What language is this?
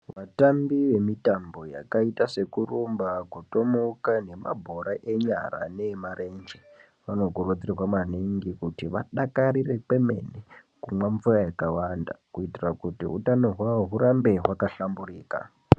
Ndau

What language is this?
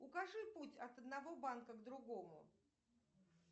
Russian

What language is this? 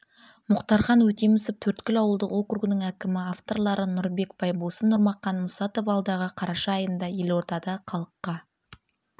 Kazakh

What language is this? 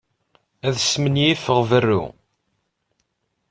Kabyle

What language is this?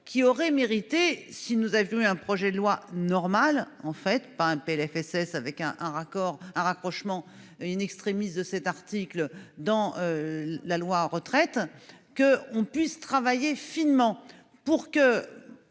French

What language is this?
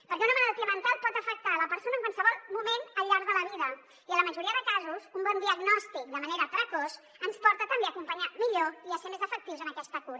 Catalan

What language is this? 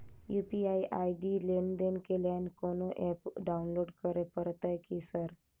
Maithili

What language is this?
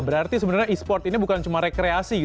Indonesian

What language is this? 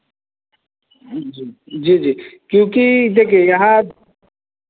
Hindi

